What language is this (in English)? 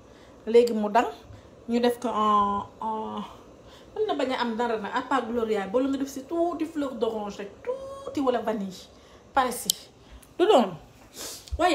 French